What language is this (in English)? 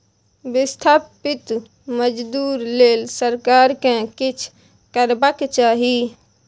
Maithili